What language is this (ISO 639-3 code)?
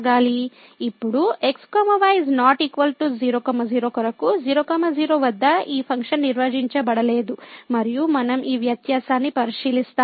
tel